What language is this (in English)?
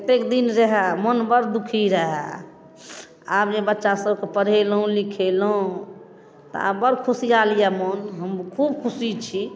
Maithili